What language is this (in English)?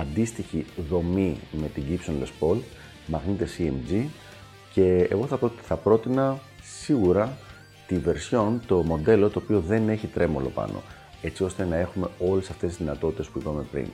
Greek